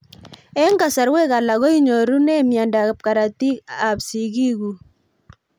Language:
Kalenjin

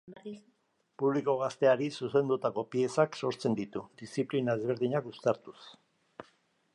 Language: Basque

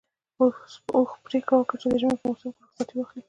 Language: Pashto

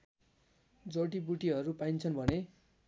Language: Nepali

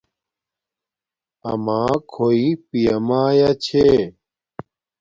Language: Domaaki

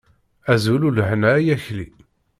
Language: Kabyle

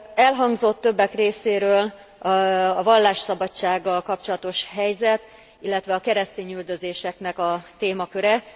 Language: Hungarian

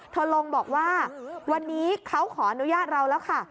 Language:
Thai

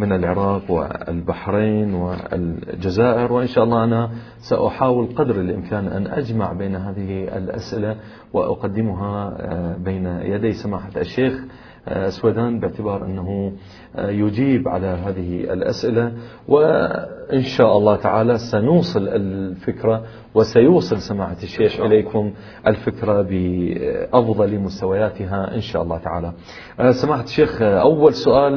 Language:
Arabic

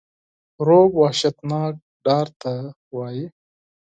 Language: Pashto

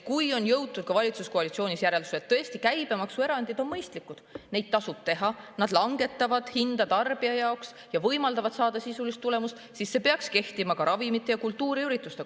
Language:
Estonian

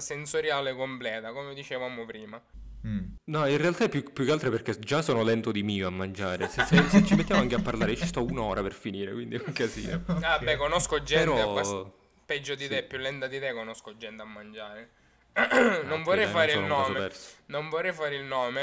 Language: Italian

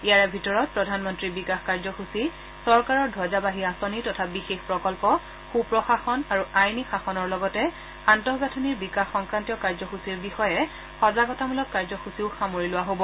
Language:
Assamese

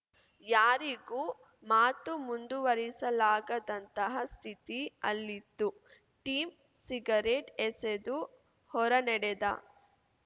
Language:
Kannada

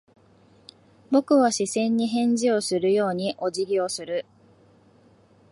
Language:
Japanese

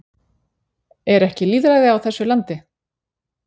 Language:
Icelandic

